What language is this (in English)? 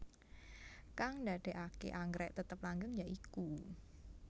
Javanese